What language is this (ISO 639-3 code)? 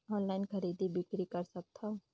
hne